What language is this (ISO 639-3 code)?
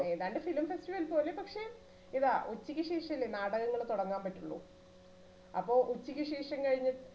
mal